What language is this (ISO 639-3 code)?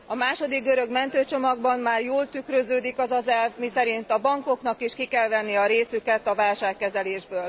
hun